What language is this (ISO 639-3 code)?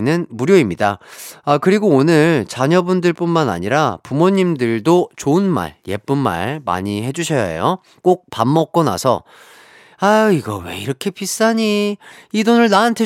kor